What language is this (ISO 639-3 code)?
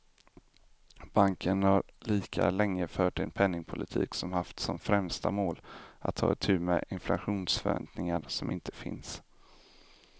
swe